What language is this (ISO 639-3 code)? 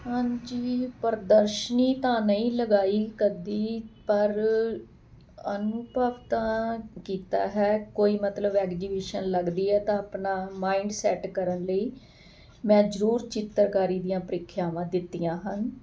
pan